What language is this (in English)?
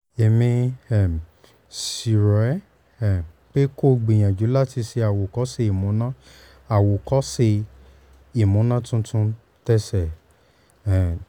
Yoruba